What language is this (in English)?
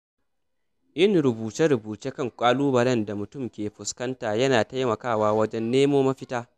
Hausa